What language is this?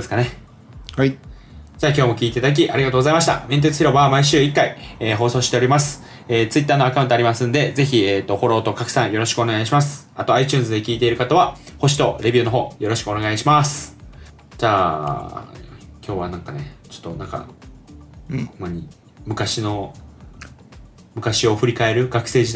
Japanese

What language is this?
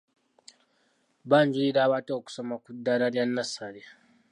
Ganda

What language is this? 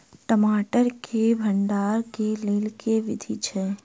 Maithili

